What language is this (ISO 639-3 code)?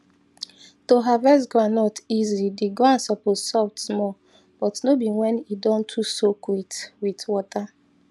pcm